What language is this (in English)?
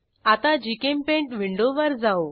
Marathi